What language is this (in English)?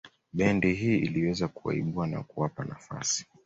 Swahili